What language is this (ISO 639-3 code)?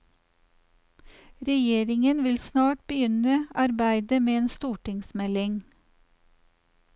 nor